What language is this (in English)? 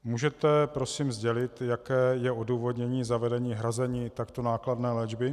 Czech